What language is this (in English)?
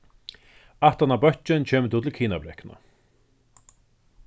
Faroese